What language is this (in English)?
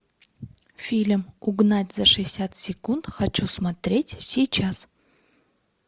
Russian